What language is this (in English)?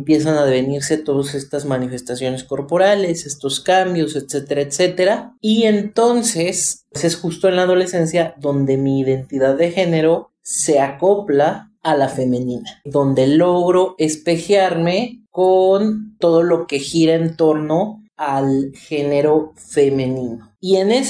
Spanish